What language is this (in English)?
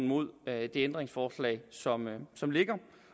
Danish